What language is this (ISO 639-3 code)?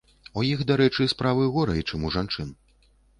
bel